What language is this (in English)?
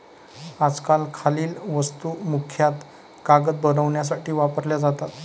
Marathi